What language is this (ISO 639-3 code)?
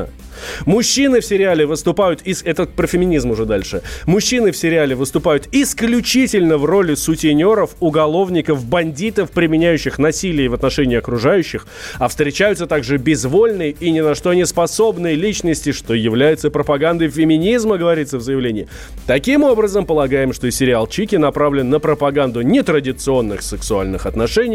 rus